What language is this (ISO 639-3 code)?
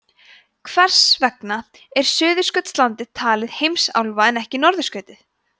isl